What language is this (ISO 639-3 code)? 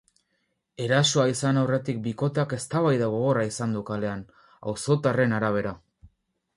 eus